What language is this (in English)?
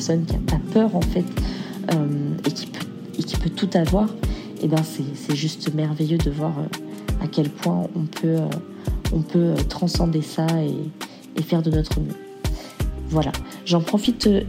French